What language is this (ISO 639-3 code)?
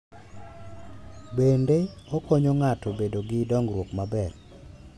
luo